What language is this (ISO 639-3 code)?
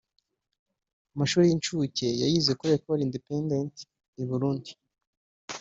kin